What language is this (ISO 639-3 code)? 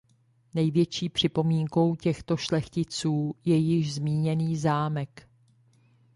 ces